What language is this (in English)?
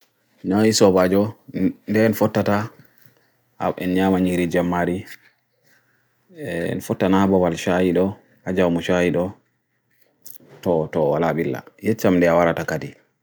Bagirmi Fulfulde